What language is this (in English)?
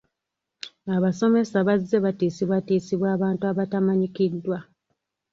Ganda